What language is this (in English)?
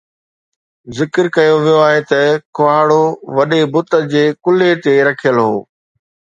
Sindhi